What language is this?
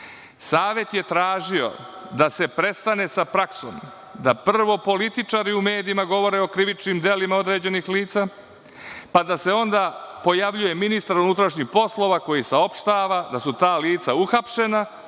Serbian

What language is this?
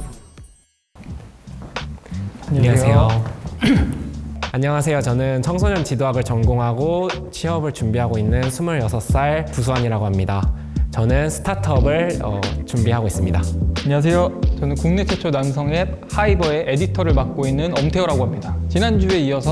Korean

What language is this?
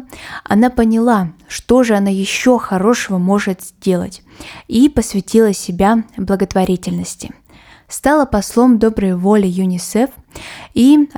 Russian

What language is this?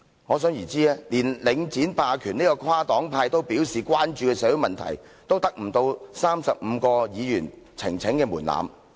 Cantonese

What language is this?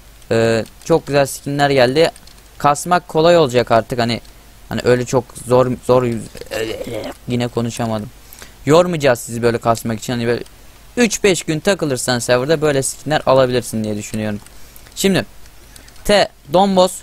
Turkish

